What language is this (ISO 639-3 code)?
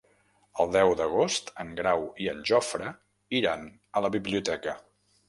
cat